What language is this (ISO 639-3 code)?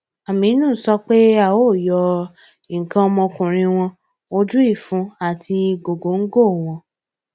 yor